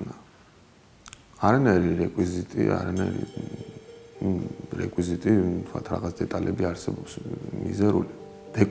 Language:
Romanian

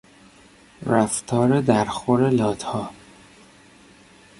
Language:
Persian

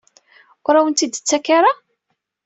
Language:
Kabyle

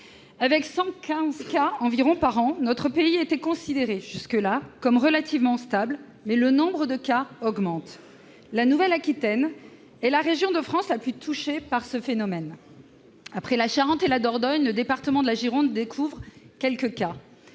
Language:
French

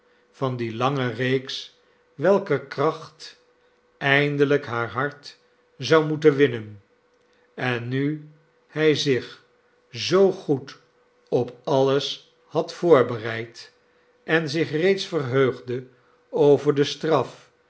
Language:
Dutch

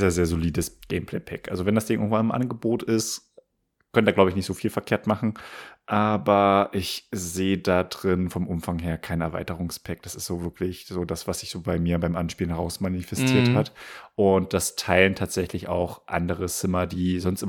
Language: German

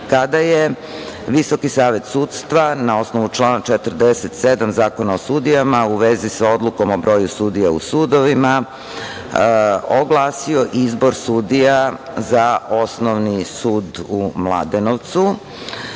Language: Serbian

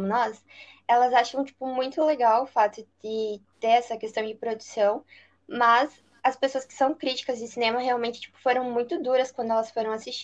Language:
Portuguese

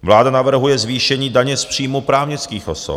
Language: Czech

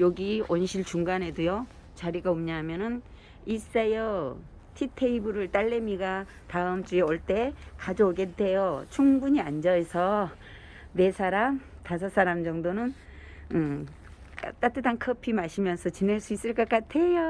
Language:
Korean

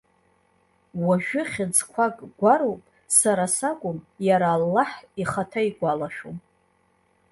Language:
Abkhazian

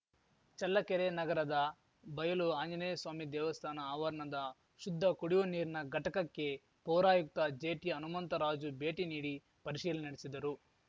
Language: Kannada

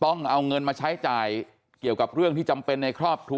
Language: Thai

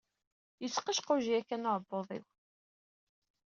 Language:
Kabyle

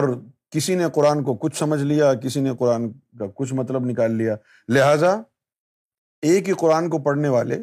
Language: Urdu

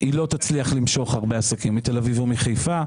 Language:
Hebrew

